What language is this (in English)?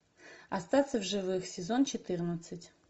Russian